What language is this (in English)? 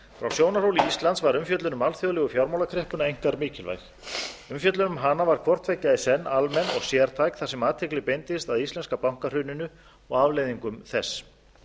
Icelandic